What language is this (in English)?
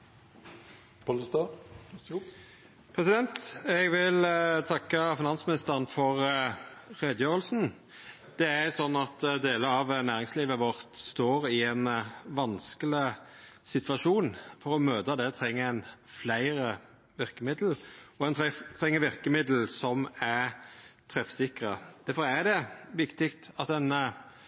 Norwegian